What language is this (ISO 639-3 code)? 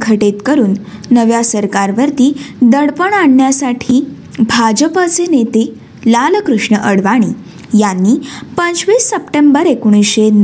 mar